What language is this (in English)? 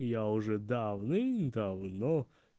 Russian